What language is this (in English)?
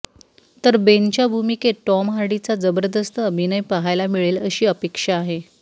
Marathi